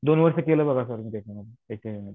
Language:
Marathi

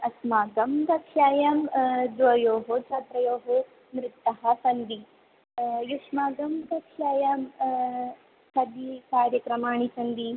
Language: Sanskrit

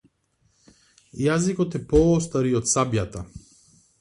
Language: Macedonian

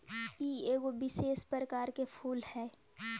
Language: Magahi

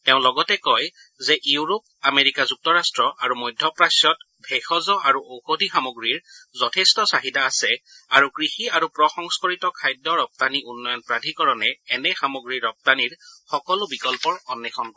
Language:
Assamese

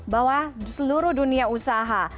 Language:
Indonesian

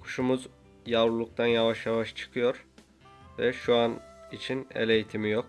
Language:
Turkish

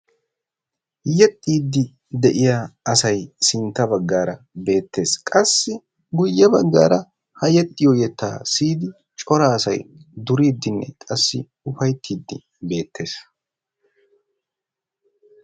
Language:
Wolaytta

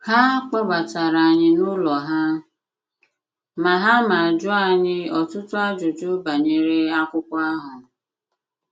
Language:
Igbo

